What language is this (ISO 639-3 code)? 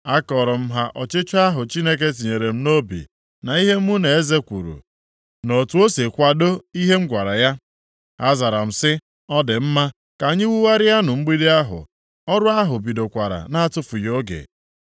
ibo